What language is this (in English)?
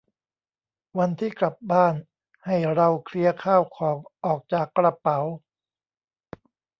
Thai